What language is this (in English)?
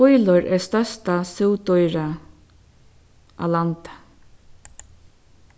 Faroese